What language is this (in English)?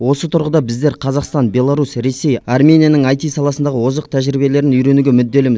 Kazakh